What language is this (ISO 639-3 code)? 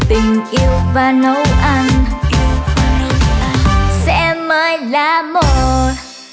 vie